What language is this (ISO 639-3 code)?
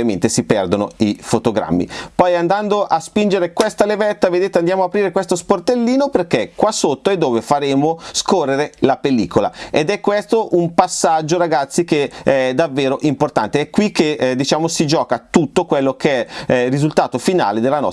ita